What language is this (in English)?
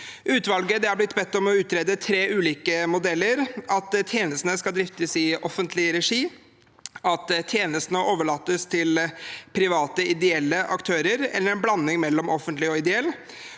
Norwegian